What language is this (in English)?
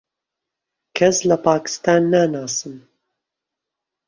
Central Kurdish